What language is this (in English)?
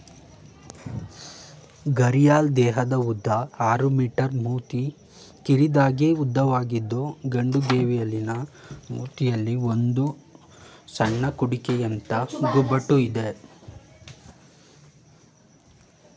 Kannada